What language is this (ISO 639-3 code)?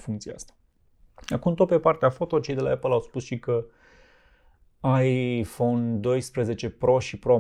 ron